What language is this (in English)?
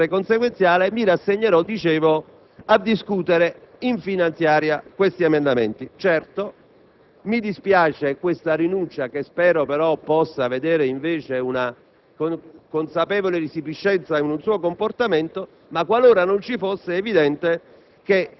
Italian